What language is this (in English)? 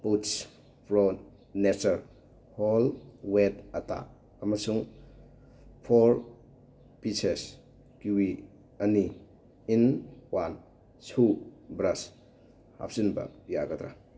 Manipuri